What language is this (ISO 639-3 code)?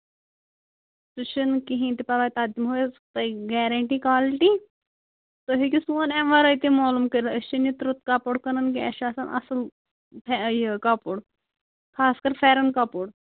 kas